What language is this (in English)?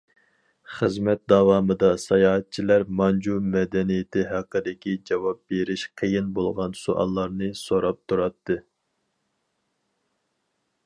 Uyghur